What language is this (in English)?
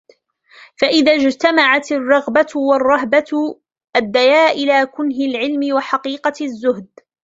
Arabic